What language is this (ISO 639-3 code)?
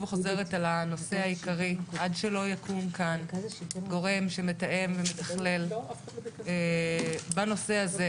heb